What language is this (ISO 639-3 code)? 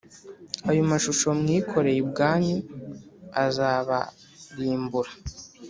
kin